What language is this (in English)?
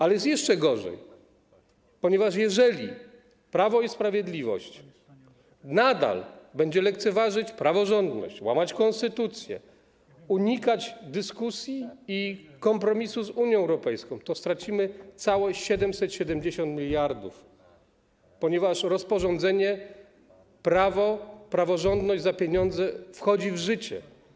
Polish